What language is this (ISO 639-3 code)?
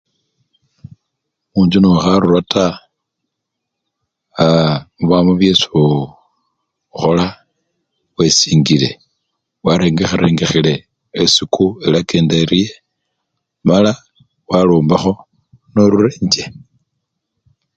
luy